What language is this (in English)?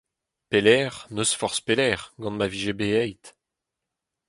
Breton